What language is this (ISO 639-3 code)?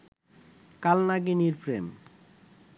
ben